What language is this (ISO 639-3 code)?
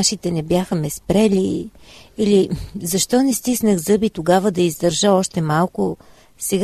bul